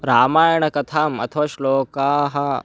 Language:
Sanskrit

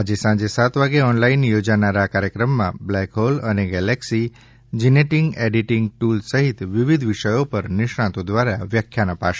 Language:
Gujarati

